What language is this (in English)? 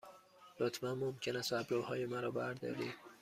Persian